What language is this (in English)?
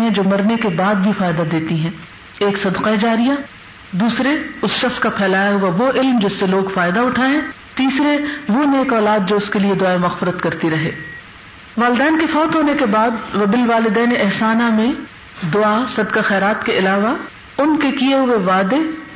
Urdu